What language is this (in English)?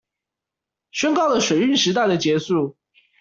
Chinese